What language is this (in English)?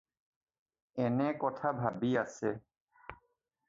Assamese